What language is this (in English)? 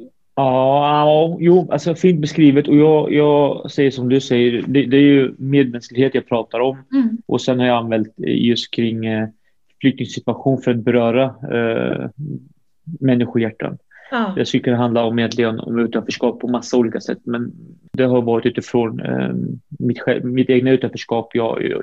Swedish